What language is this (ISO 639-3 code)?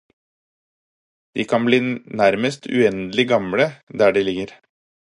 nob